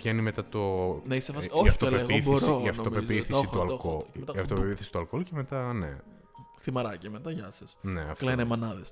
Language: Greek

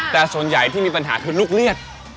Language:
Thai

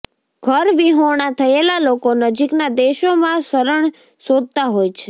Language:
Gujarati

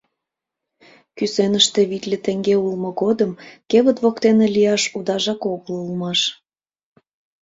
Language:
Mari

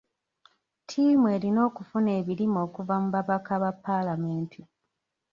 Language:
Ganda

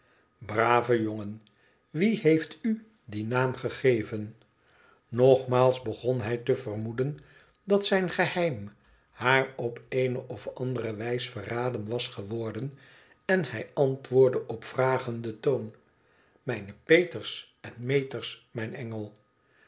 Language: Dutch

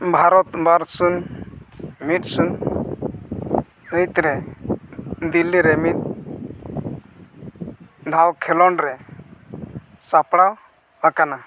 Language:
Santali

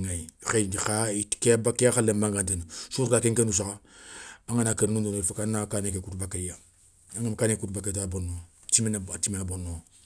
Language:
Soninke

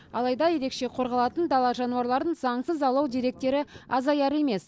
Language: Kazakh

